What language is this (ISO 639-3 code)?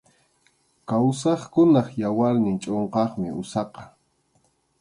qxu